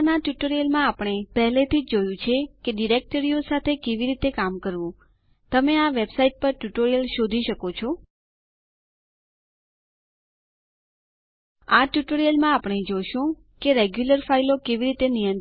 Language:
Gujarati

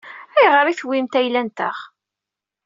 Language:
Kabyle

